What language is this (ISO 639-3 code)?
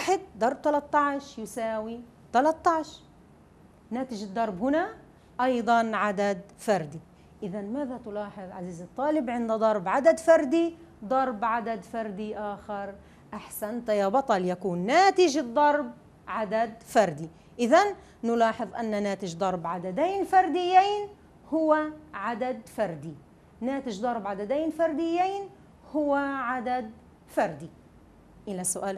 ara